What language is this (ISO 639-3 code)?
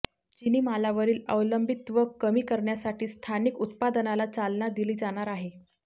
mar